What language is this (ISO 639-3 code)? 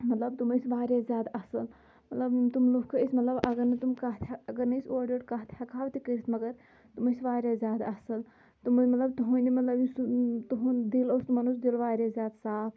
kas